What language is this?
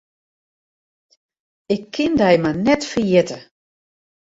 Western Frisian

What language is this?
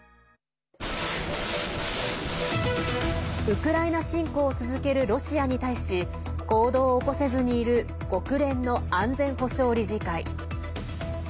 Japanese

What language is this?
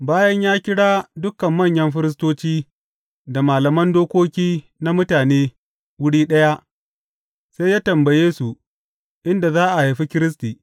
Hausa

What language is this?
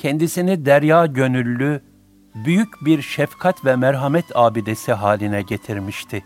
Turkish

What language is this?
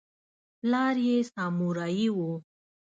Pashto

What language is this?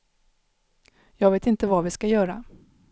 Swedish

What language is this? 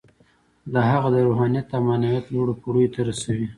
Pashto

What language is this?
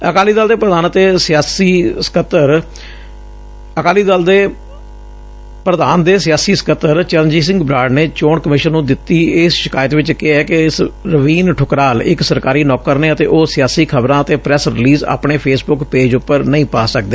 Punjabi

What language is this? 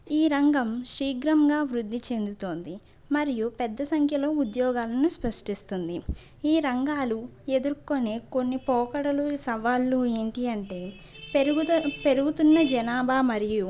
Telugu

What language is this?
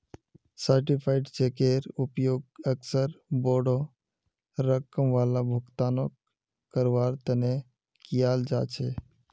Magahi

